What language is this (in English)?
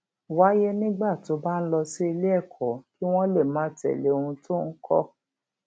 Yoruba